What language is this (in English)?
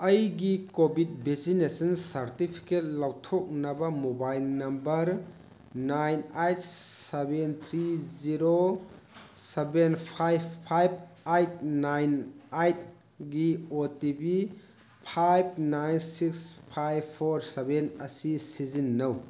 Manipuri